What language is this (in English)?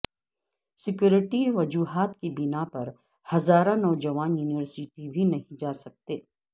Urdu